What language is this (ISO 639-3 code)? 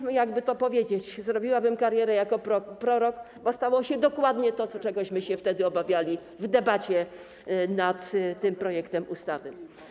pol